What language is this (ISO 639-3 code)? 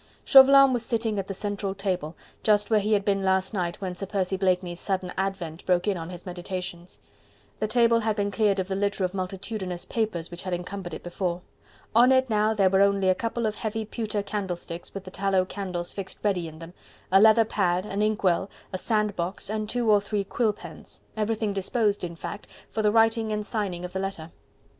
eng